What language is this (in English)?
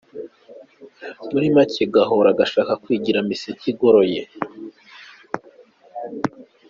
Kinyarwanda